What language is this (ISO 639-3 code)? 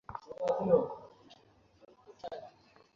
ben